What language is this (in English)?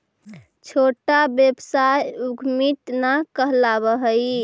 Magahi